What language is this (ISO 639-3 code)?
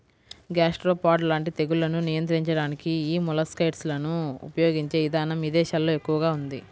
tel